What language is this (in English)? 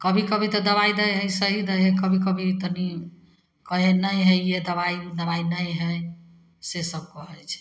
Maithili